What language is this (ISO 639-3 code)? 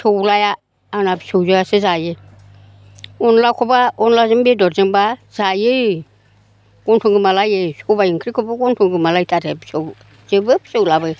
brx